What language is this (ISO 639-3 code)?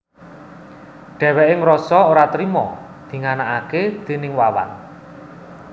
jav